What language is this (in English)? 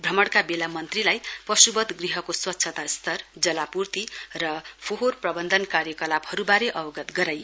Nepali